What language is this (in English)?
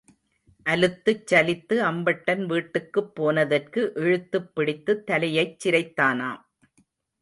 Tamil